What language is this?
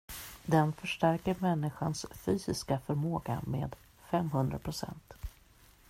Swedish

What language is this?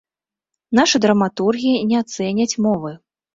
Belarusian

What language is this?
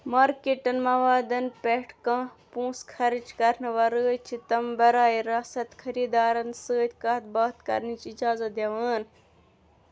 Kashmiri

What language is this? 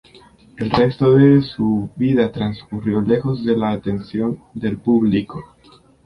Spanish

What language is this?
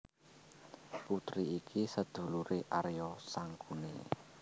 Javanese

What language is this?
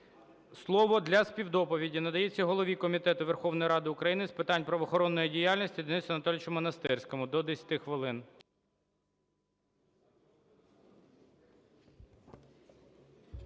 Ukrainian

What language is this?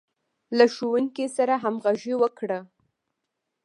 Pashto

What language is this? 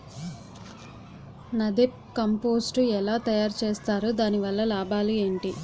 Telugu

